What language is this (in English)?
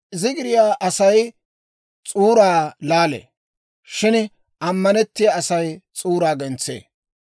Dawro